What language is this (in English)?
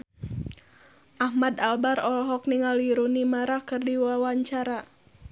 Sundanese